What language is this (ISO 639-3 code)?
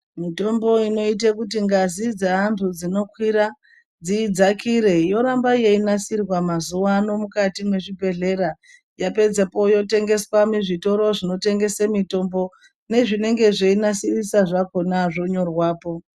ndc